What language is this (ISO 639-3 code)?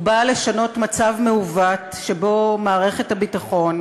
heb